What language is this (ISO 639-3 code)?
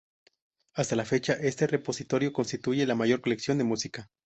spa